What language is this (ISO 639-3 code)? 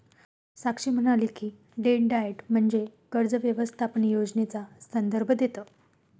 mar